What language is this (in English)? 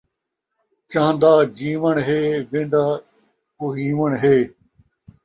Saraiki